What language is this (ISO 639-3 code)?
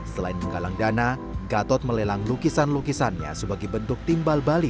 ind